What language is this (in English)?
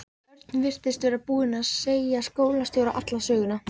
Icelandic